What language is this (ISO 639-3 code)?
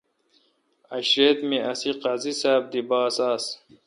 xka